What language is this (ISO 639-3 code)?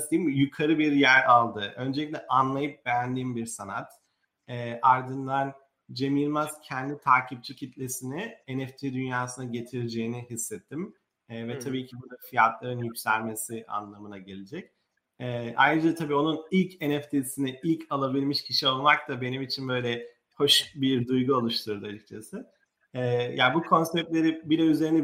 tur